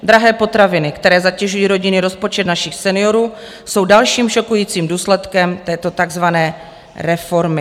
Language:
Czech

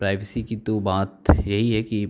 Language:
Hindi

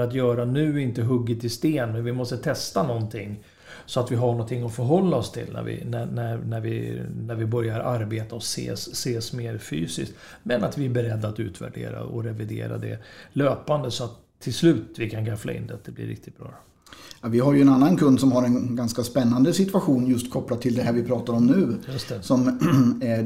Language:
Swedish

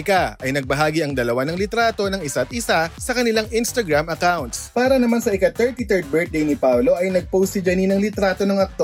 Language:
Filipino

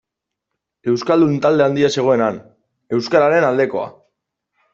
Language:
Basque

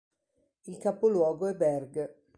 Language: Italian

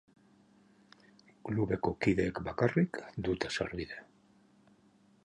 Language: Basque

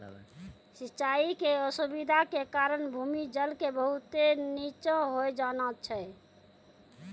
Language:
Maithili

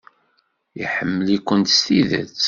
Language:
Kabyle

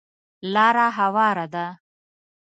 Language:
Pashto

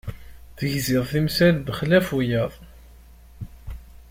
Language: Kabyle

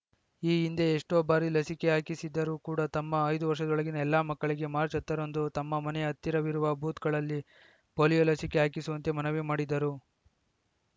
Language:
Kannada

